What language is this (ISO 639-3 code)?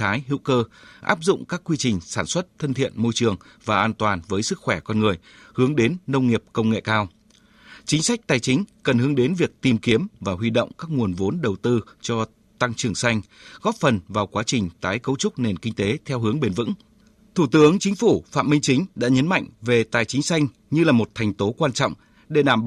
vie